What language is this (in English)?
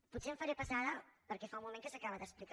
Catalan